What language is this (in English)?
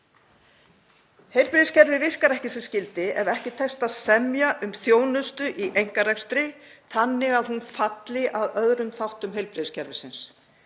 Icelandic